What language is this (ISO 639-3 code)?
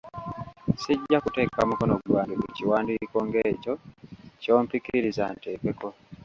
lug